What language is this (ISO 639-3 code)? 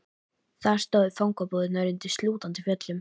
isl